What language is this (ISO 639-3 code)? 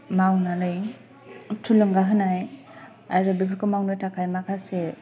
brx